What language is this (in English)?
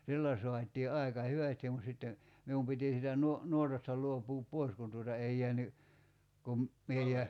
Finnish